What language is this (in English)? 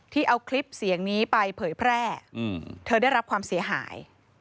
Thai